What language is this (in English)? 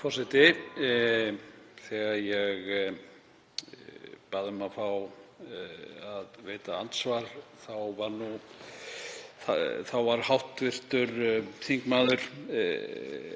Icelandic